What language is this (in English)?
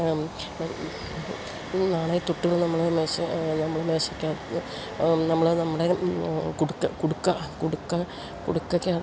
Malayalam